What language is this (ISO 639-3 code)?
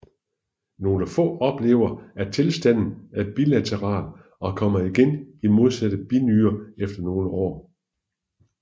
dan